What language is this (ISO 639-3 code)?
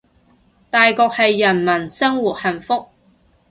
yue